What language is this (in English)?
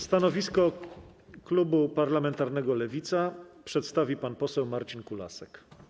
Polish